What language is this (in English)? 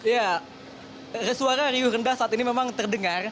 Indonesian